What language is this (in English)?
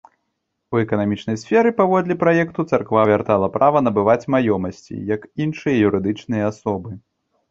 Belarusian